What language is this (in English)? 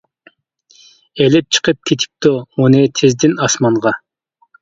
Uyghur